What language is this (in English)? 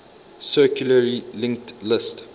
English